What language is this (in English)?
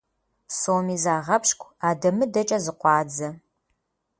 Kabardian